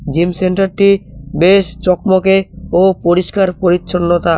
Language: Bangla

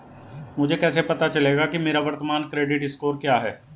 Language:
Hindi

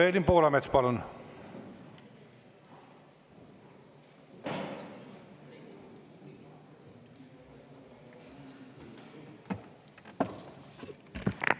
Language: Estonian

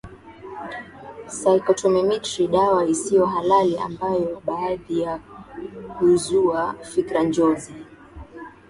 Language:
Swahili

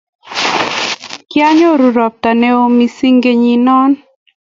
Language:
Kalenjin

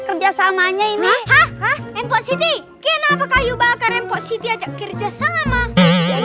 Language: Indonesian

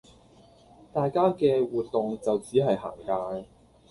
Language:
Cantonese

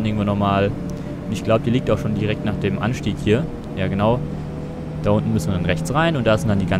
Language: German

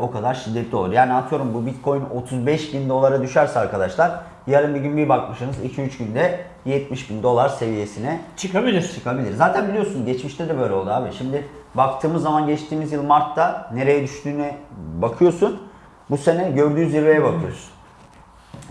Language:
Turkish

